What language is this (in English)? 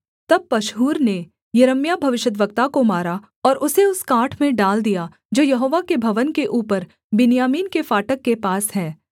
Hindi